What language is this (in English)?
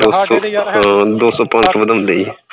Punjabi